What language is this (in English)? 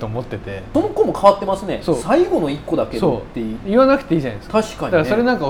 Japanese